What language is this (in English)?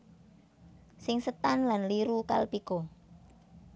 Javanese